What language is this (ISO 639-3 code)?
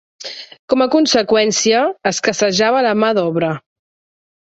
cat